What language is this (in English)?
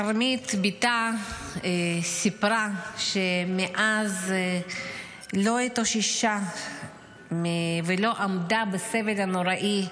Hebrew